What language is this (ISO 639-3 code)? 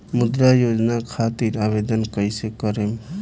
bho